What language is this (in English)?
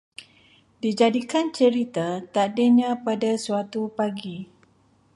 Malay